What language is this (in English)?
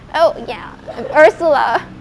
English